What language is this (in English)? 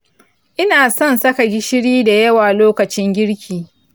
Hausa